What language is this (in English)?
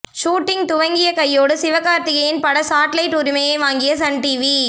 Tamil